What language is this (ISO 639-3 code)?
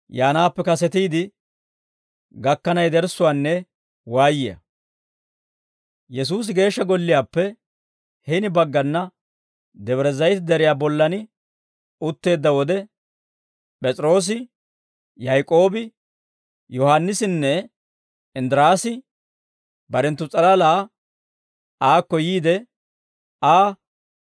dwr